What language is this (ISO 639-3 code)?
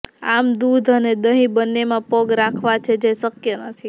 guj